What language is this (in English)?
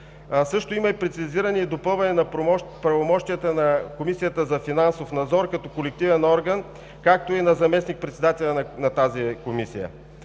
Bulgarian